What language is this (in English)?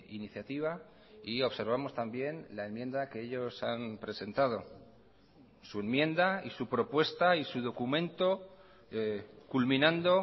Spanish